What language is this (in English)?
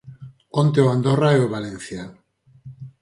Galician